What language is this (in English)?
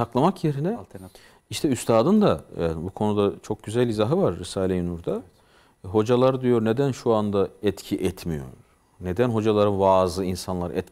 Turkish